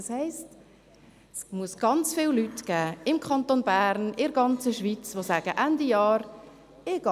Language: Swiss German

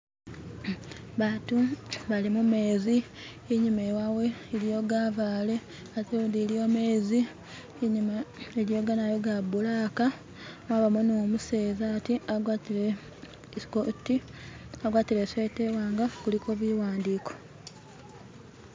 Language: Masaaba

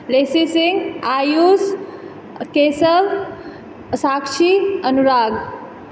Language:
Maithili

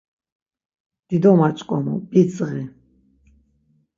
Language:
Laz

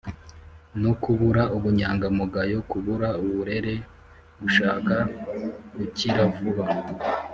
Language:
Kinyarwanda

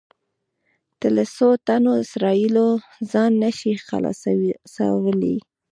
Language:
Pashto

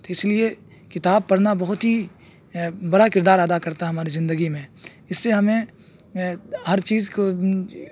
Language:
Urdu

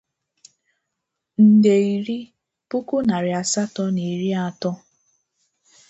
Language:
Igbo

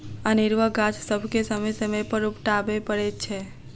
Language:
Maithili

